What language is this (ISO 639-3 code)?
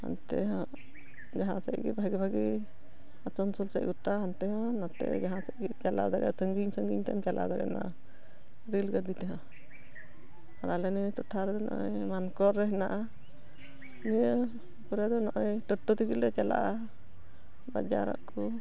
sat